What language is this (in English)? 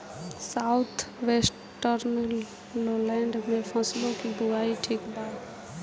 Bhojpuri